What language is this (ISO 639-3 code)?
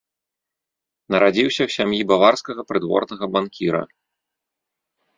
bel